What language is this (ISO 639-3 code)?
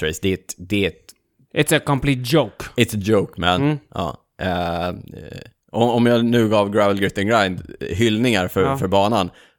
swe